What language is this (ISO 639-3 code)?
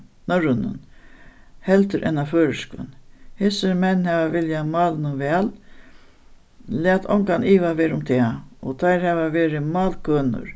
fao